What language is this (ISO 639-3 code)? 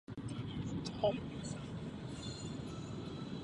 ces